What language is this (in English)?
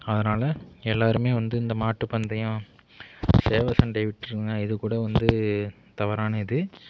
Tamil